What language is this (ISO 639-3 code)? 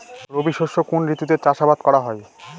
ben